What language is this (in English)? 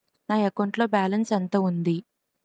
Telugu